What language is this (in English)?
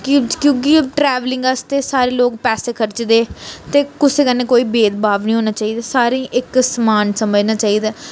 Dogri